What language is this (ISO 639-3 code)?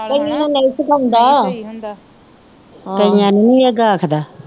pan